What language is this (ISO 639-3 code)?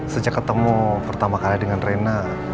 ind